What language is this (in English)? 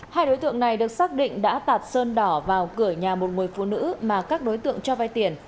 Vietnamese